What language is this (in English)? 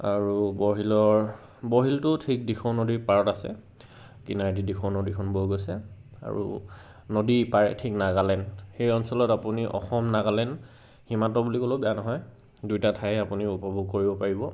Assamese